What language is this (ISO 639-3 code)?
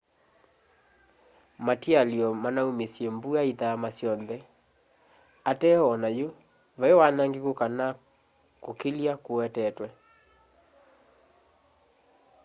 kam